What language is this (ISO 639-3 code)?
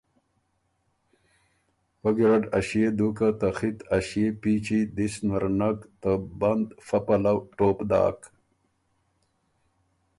oru